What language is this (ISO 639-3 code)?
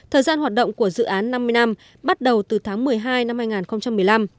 vie